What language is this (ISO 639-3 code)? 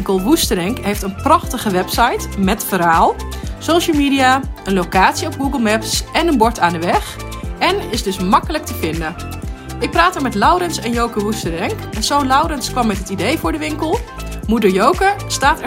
nld